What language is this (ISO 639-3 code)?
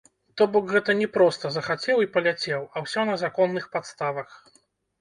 bel